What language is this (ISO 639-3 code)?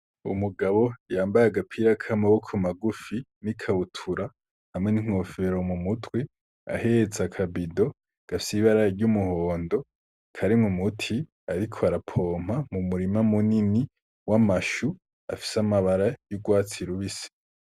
run